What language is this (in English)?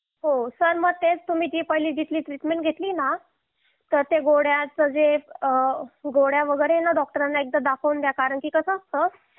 Marathi